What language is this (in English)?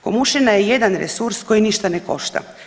Croatian